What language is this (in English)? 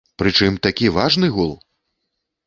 Belarusian